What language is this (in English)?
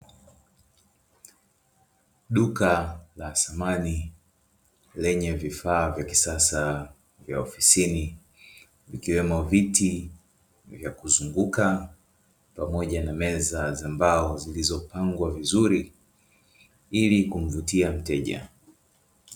Swahili